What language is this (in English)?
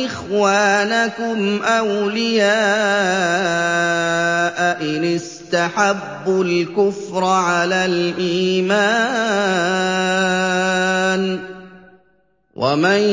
Arabic